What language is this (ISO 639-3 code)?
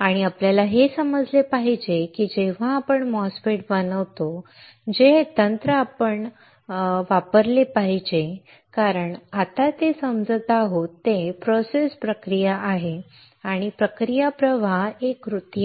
mar